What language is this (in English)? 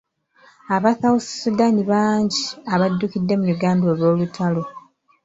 Ganda